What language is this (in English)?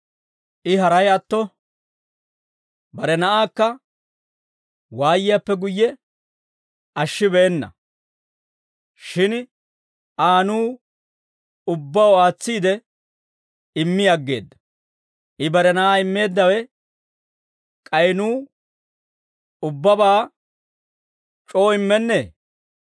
Dawro